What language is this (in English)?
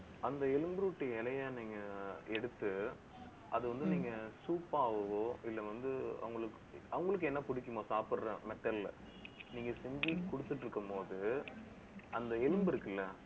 Tamil